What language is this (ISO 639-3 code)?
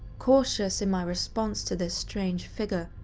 eng